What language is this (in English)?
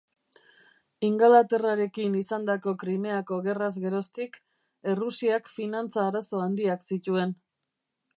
Basque